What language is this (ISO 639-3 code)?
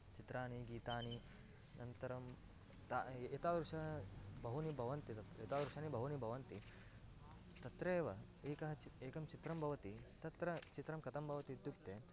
san